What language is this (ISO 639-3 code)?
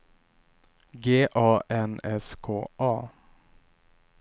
swe